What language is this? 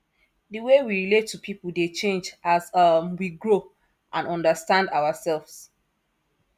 Nigerian Pidgin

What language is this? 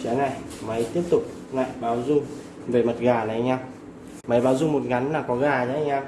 Vietnamese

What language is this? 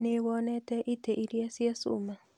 Kikuyu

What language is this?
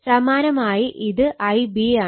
Malayalam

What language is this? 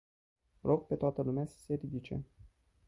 Romanian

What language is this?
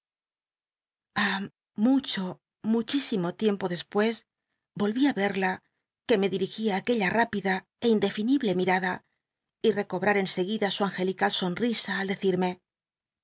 Spanish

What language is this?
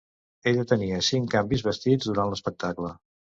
Catalan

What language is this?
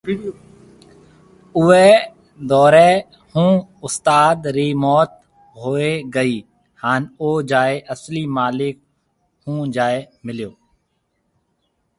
Marwari (Pakistan)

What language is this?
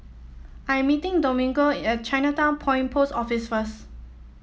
English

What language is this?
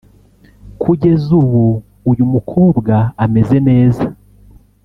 Kinyarwanda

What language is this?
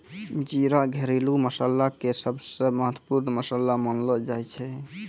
Maithili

